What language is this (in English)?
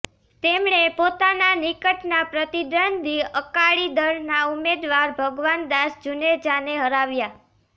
Gujarati